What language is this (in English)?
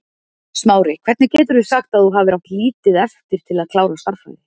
Icelandic